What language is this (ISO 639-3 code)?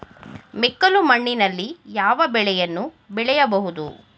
kan